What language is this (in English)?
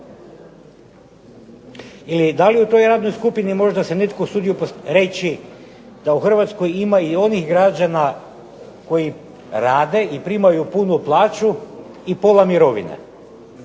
Croatian